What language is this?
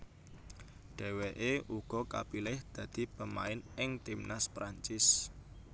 Javanese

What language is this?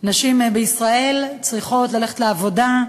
Hebrew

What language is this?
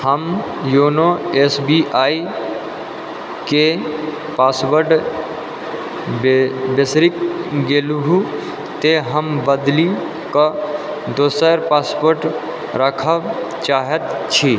Maithili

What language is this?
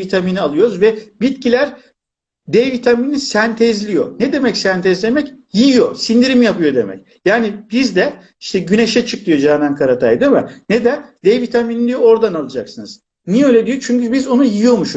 Turkish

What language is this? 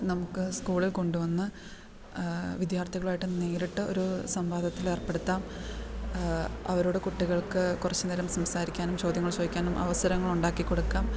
Malayalam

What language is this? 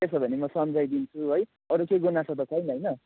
Nepali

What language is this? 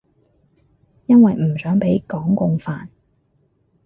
Cantonese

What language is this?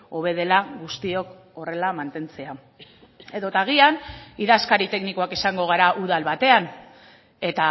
Basque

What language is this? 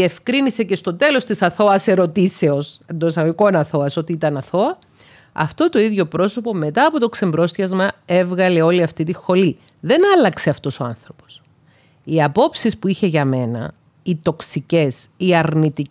Greek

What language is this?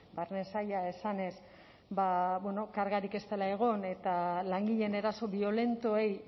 Basque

